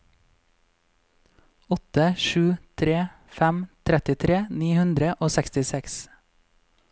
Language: Norwegian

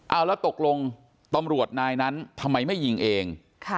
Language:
Thai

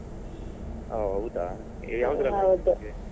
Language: Kannada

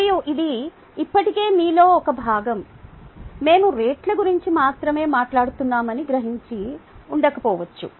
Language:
Telugu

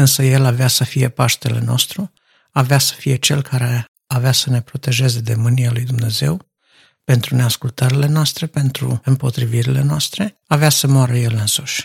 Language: Romanian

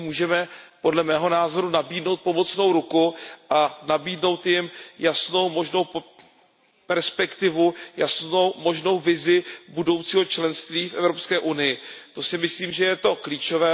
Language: Czech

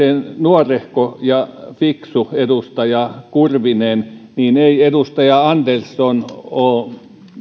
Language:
Finnish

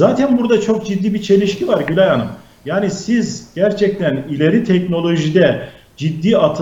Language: Turkish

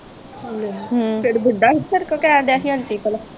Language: Punjabi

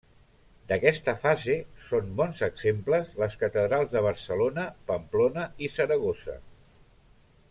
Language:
Catalan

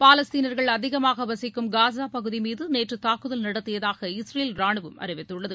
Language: Tamil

